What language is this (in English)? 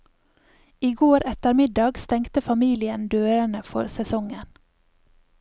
Norwegian